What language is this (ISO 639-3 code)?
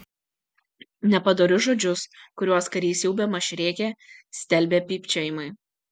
lit